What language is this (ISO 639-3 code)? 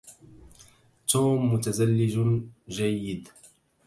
ara